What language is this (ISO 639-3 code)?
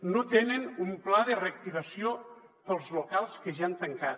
cat